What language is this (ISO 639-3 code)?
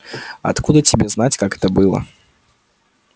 rus